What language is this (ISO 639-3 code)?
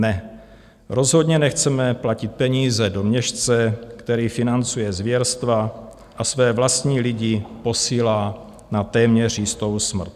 ces